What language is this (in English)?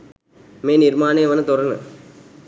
Sinhala